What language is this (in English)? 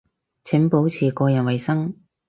Cantonese